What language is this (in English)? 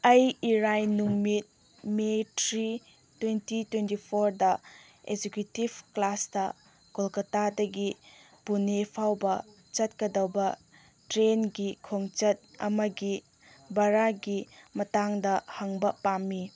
Manipuri